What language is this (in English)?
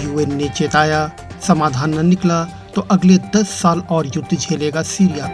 Hindi